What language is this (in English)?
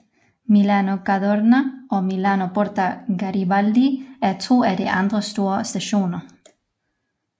Danish